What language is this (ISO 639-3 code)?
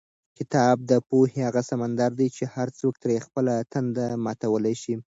pus